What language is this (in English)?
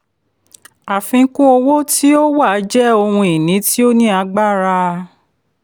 Yoruba